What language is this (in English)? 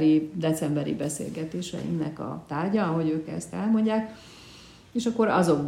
Hungarian